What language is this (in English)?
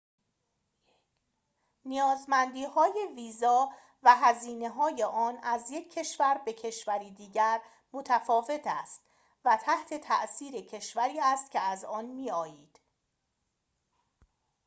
Persian